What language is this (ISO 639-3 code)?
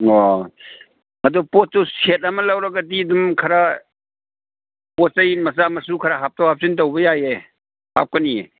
mni